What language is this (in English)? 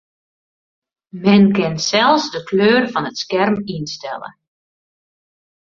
Western Frisian